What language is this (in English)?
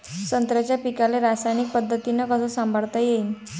Marathi